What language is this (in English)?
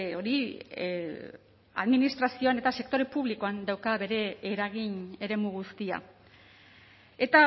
Basque